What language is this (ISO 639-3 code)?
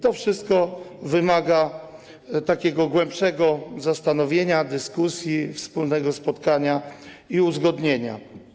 pol